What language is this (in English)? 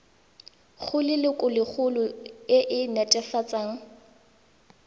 Tswana